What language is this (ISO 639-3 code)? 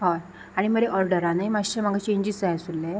kok